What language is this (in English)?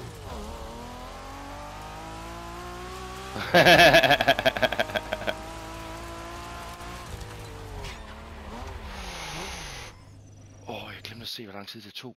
Danish